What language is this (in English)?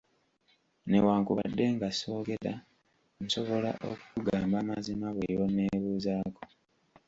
Ganda